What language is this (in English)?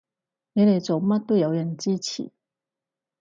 Cantonese